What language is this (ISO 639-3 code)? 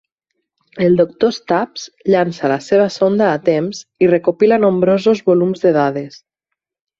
cat